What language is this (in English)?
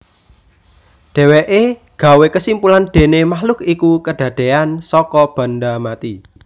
Javanese